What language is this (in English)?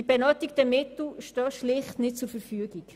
Swiss German